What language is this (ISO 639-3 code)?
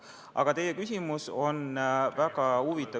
est